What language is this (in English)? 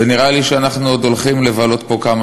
Hebrew